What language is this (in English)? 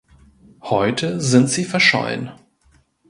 German